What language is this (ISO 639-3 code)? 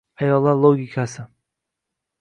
uzb